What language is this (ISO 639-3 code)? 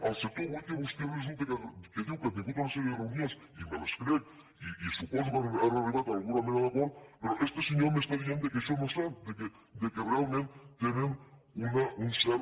cat